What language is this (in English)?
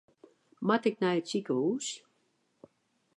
Western Frisian